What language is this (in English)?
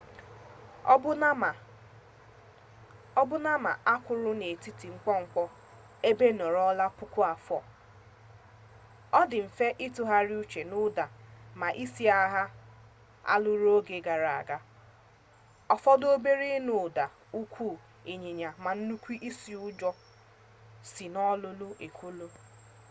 Igbo